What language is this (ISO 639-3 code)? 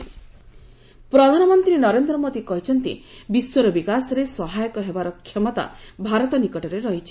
ori